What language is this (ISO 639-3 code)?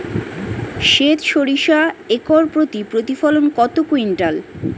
ben